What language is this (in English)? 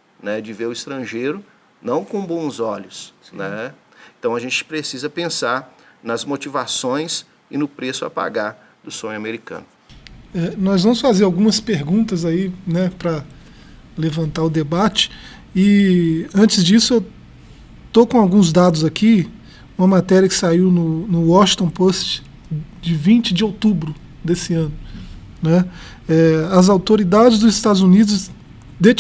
Portuguese